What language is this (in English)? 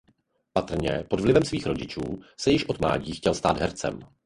Czech